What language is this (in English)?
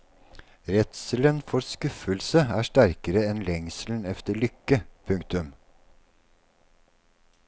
Norwegian